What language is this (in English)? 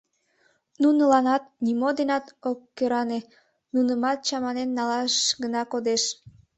Mari